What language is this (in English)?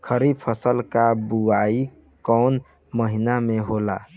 Bhojpuri